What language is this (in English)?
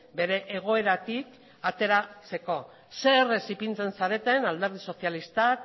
Basque